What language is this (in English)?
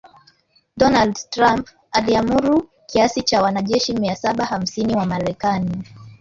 Swahili